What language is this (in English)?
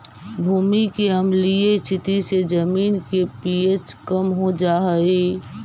Magahi